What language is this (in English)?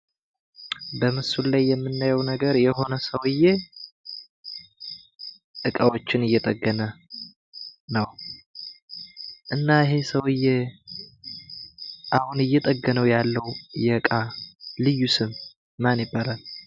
Amharic